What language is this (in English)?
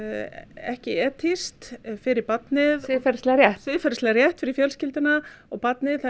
Icelandic